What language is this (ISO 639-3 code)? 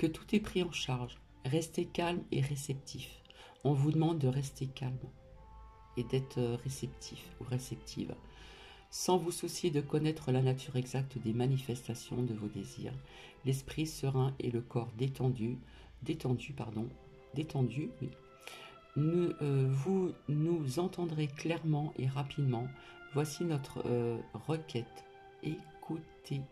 fra